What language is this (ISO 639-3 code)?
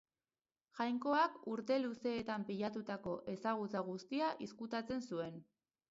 eus